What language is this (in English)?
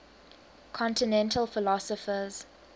English